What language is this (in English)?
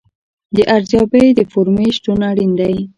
Pashto